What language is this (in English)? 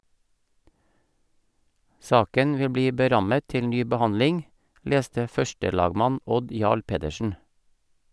Norwegian